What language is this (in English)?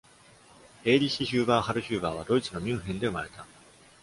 Japanese